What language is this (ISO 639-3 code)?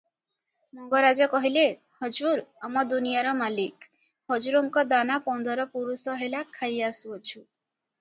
ori